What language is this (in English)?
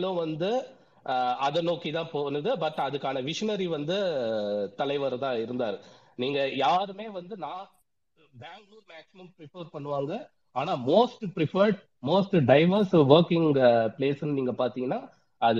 Tamil